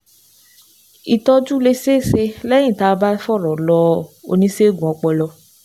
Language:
Yoruba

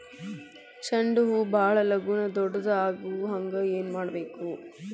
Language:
Kannada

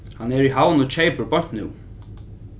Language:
Faroese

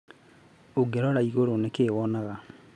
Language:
Kikuyu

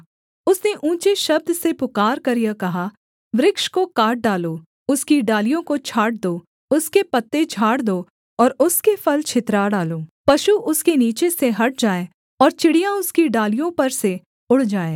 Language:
Hindi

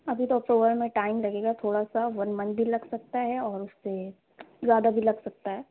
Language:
Urdu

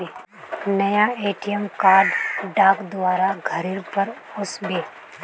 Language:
Magahi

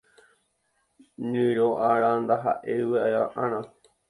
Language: Guarani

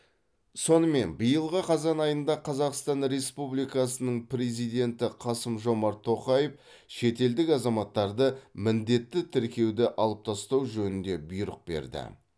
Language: Kazakh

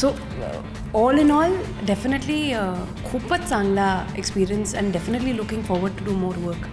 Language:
Marathi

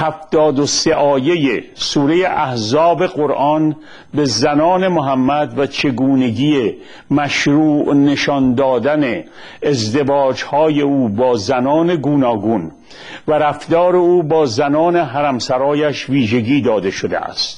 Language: Persian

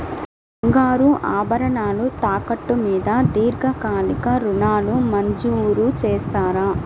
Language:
Telugu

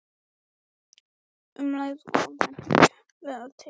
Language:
Icelandic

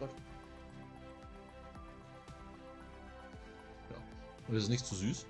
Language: German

